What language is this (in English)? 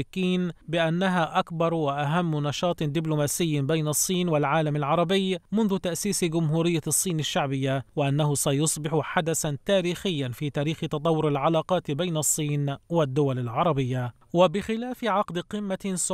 Arabic